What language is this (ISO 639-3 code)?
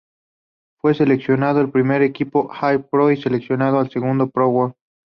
spa